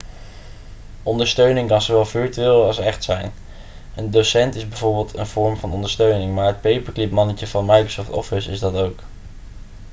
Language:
Dutch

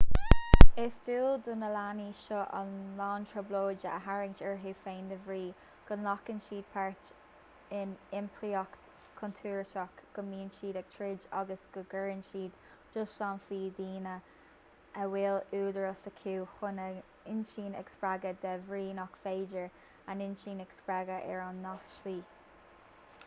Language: Irish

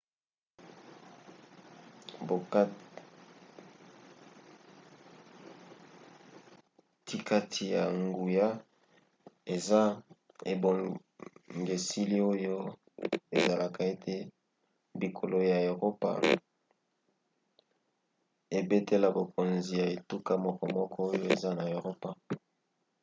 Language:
Lingala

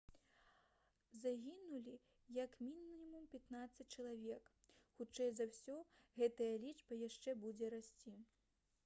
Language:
Belarusian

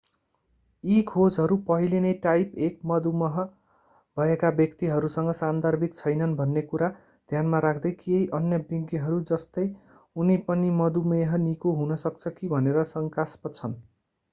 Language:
Nepali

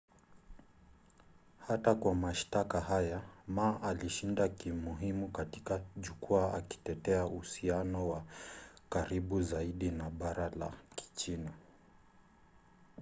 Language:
Swahili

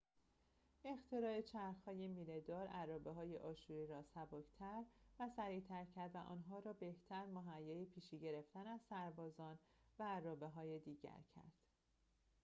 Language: Persian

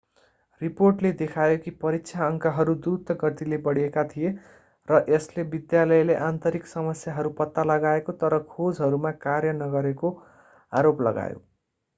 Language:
Nepali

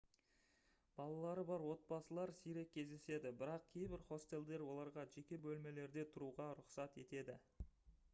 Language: Kazakh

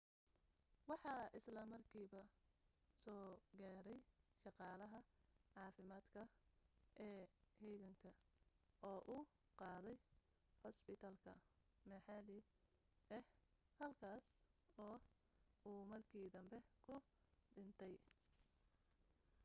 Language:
Somali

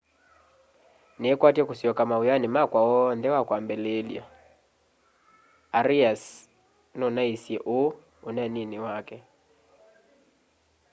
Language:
Kamba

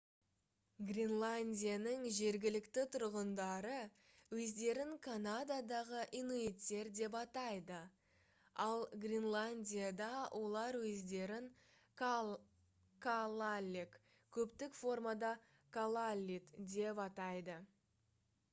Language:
Kazakh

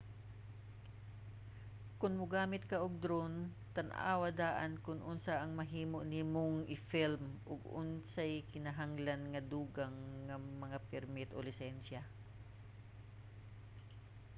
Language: Cebuano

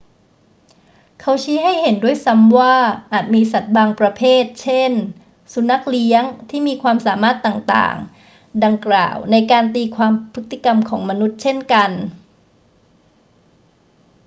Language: Thai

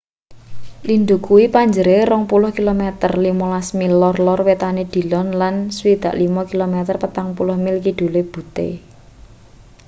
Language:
Javanese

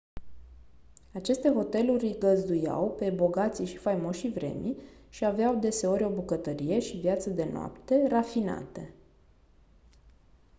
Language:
Romanian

